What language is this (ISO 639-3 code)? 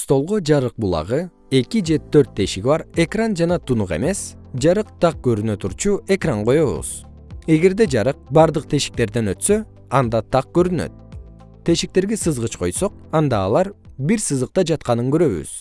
kir